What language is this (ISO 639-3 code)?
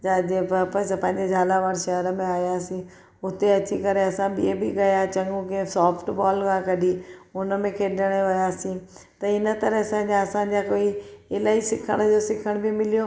snd